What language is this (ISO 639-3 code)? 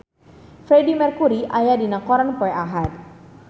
sun